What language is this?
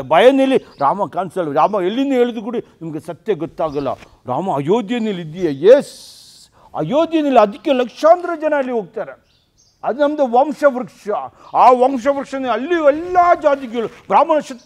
Kannada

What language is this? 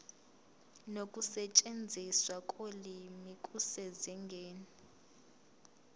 Zulu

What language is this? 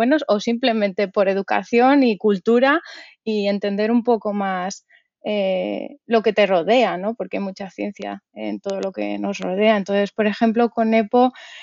Spanish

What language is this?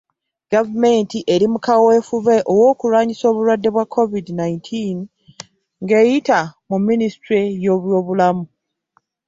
Ganda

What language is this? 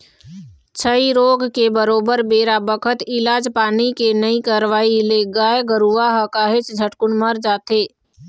Chhattisgarhi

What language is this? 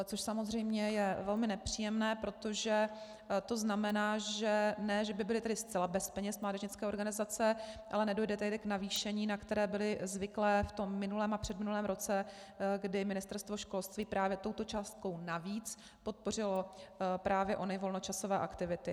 Czech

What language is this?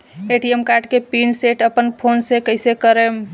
Bhojpuri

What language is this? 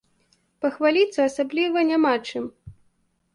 Belarusian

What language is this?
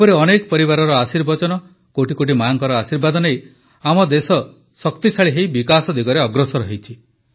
Odia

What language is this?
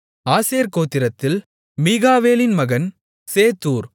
Tamil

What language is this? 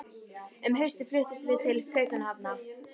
Icelandic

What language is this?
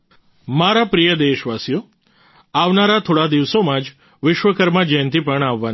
Gujarati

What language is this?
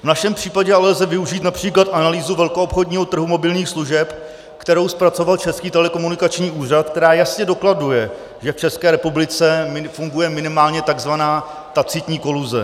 Czech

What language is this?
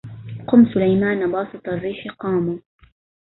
Arabic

